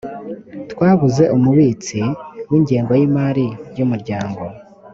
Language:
Kinyarwanda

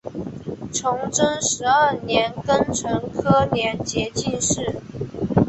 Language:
Chinese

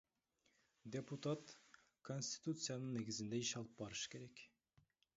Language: Kyrgyz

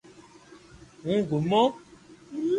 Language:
Loarki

